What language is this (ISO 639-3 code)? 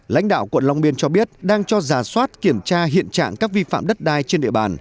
vie